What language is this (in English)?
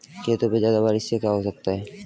Hindi